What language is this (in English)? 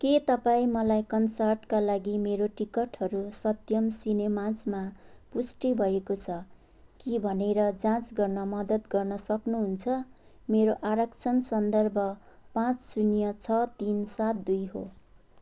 Nepali